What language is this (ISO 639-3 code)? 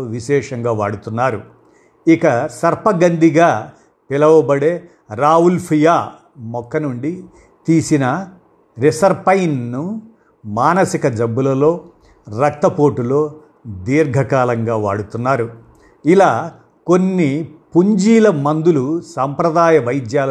tel